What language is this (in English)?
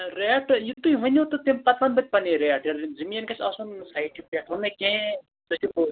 Kashmiri